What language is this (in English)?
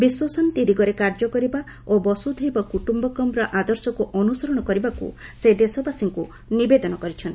Odia